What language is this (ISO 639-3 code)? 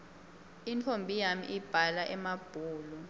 ssw